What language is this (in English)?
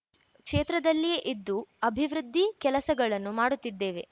Kannada